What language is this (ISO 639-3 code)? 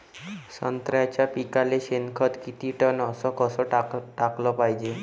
mar